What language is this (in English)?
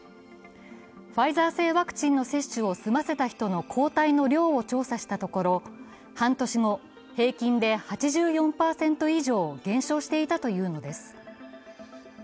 Japanese